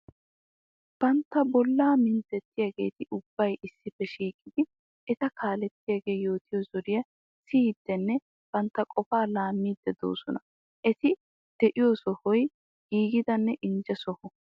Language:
Wolaytta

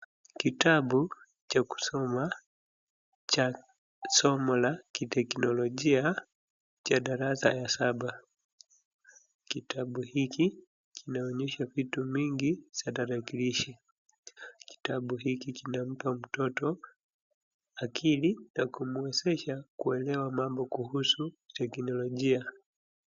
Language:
Swahili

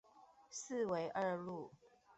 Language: Chinese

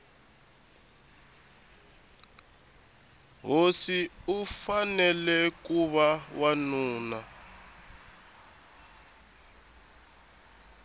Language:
Tsonga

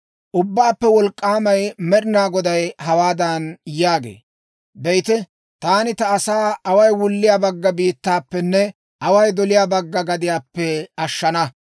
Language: Dawro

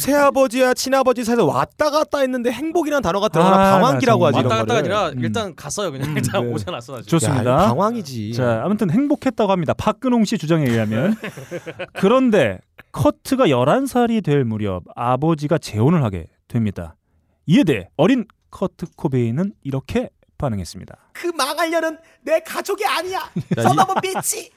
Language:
Korean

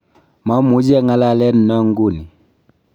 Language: Kalenjin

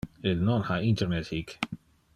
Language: Interlingua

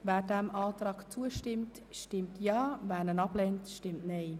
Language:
Swiss German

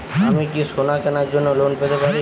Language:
Bangla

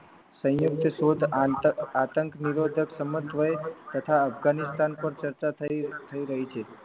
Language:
Gujarati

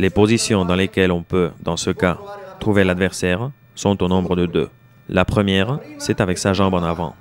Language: French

